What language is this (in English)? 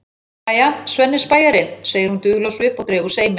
Icelandic